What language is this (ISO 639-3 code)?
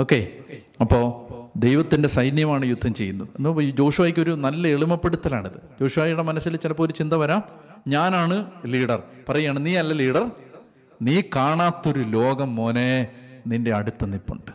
mal